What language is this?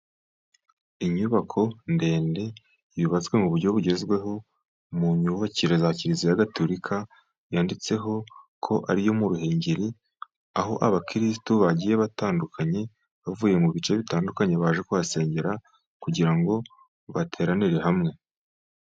Kinyarwanda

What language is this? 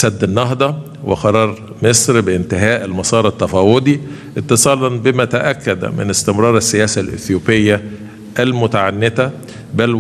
Arabic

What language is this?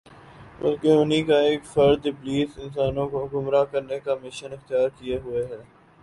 Urdu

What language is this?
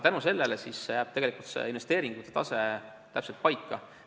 Estonian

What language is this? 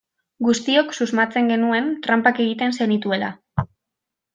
Basque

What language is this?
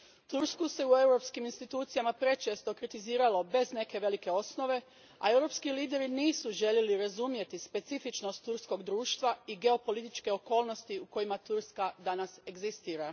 Croatian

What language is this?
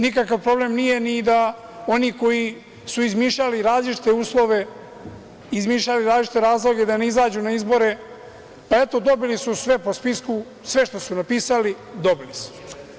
Serbian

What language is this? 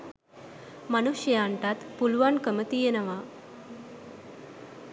Sinhala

